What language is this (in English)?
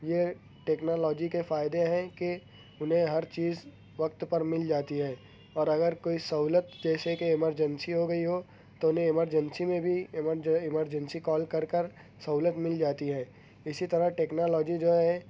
Urdu